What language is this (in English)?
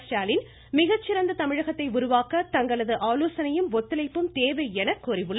Tamil